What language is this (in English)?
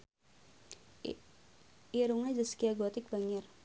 Sundanese